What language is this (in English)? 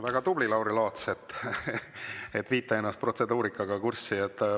Estonian